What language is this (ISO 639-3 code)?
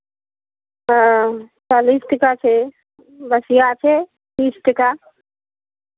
mai